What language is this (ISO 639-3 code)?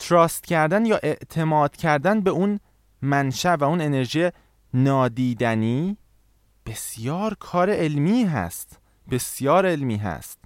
fas